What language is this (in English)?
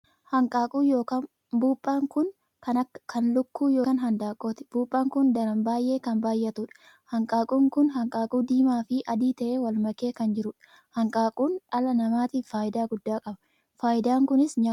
Oromo